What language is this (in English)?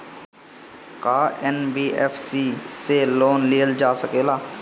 Bhojpuri